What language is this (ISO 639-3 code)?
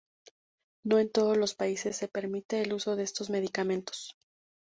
spa